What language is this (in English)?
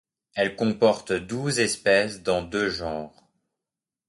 French